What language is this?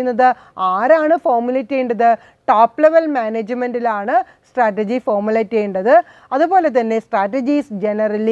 Turkish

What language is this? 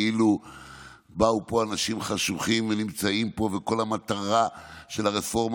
Hebrew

